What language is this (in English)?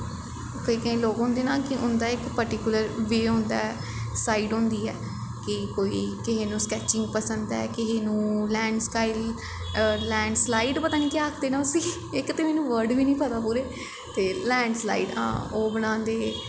Dogri